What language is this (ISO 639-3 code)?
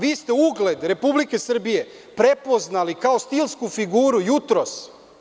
srp